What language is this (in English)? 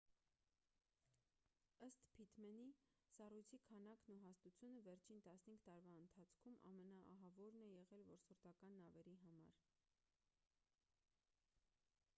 Armenian